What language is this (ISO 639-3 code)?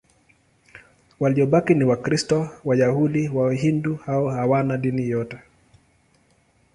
swa